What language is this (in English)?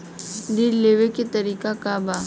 Bhojpuri